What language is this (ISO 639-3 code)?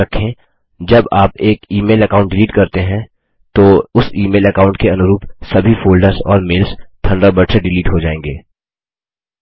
hin